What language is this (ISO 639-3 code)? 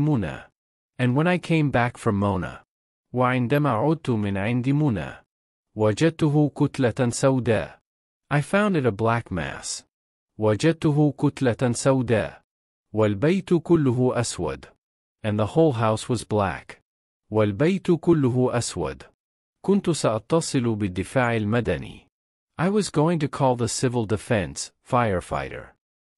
ara